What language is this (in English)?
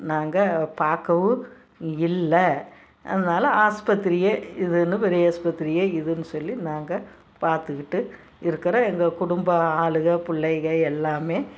Tamil